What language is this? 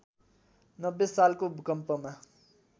Nepali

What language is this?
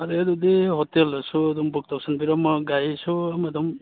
Manipuri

